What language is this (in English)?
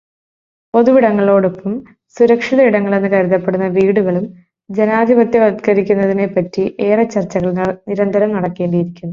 Malayalam